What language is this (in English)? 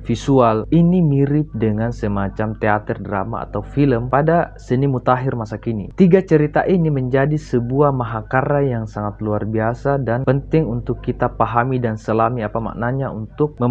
Indonesian